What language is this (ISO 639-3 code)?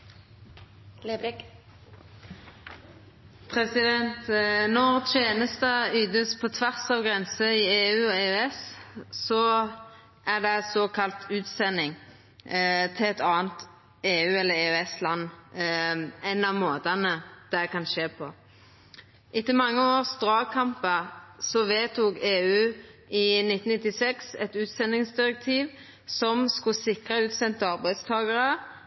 nno